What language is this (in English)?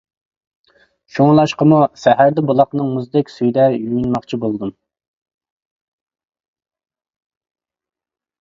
Uyghur